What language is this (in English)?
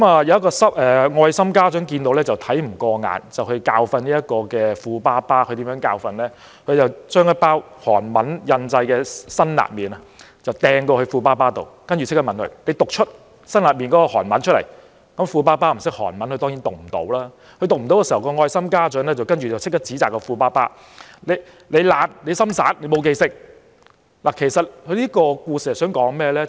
Cantonese